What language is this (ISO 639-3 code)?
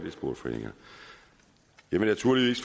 dan